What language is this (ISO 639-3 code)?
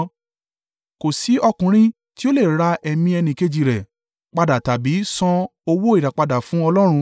yor